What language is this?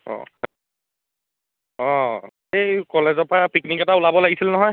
Assamese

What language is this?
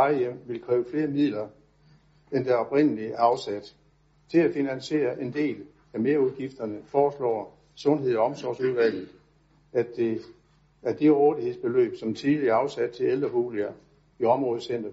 Danish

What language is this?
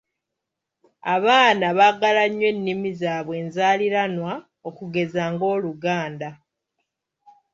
Ganda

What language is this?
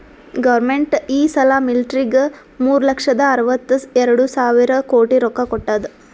Kannada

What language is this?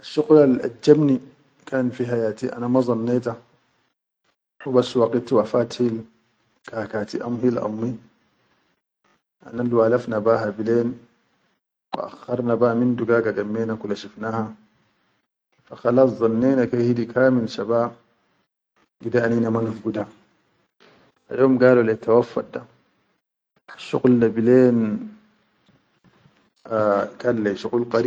Chadian Arabic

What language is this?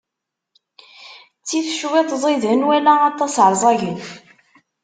Kabyle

